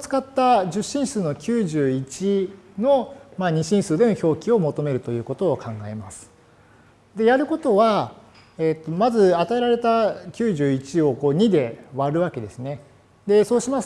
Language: Japanese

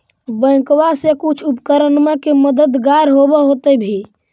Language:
Magahi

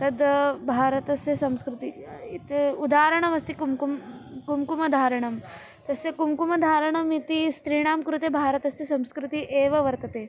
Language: Sanskrit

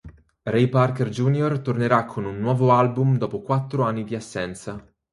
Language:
Italian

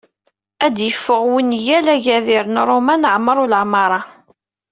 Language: Kabyle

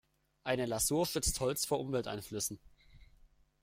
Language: German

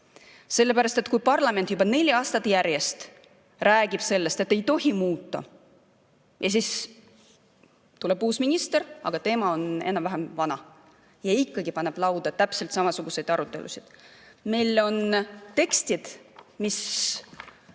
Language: Estonian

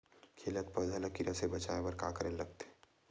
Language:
Chhattisgarhi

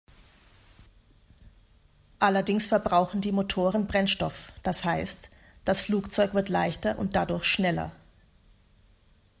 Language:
German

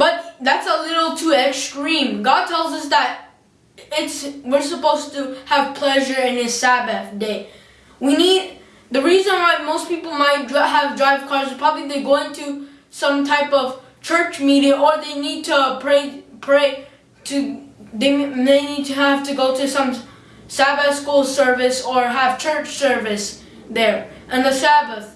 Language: English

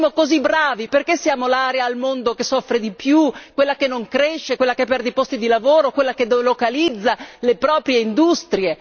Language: Italian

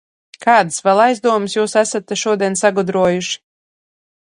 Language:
Latvian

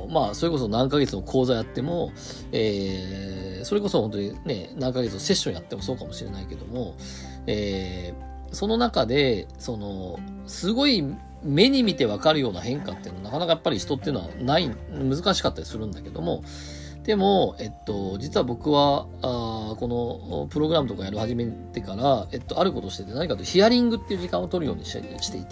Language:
Japanese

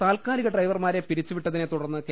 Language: Malayalam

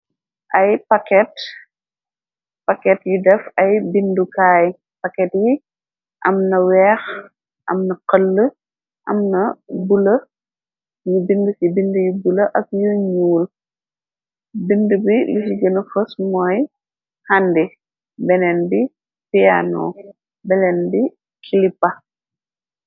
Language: Wolof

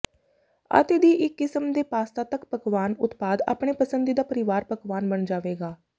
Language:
Punjabi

